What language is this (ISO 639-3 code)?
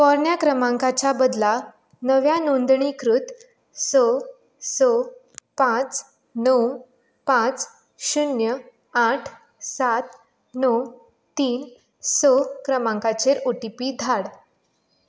kok